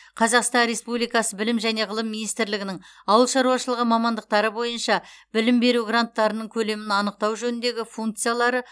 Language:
Kazakh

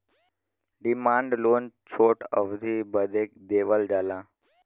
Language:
Bhojpuri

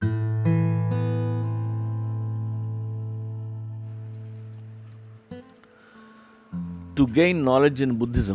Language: Telugu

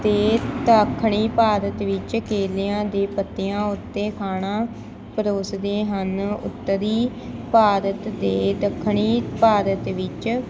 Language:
Punjabi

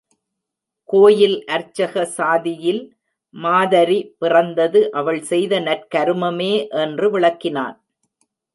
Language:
Tamil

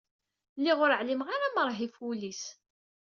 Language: Kabyle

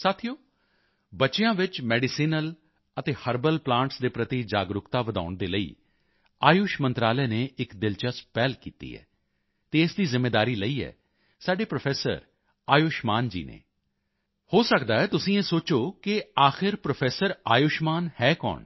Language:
Punjabi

